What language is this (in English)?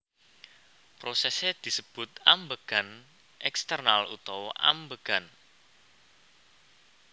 Javanese